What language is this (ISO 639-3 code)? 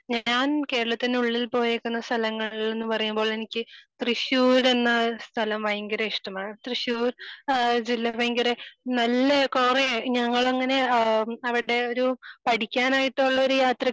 mal